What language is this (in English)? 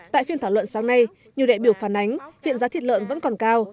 Vietnamese